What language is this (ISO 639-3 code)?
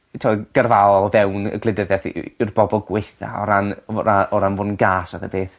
cym